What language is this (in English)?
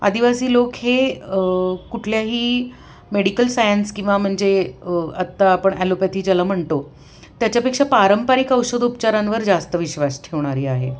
Marathi